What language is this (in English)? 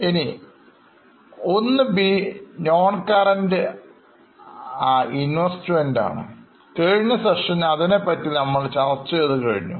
Malayalam